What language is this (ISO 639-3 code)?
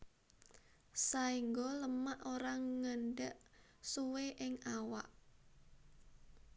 jav